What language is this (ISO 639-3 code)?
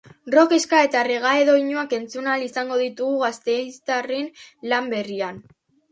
eus